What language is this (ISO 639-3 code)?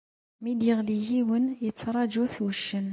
kab